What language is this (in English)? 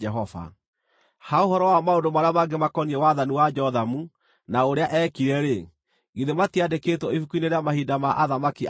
Kikuyu